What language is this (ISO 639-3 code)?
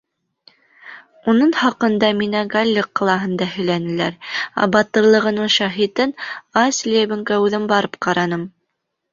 bak